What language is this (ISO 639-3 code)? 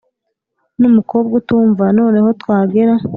kin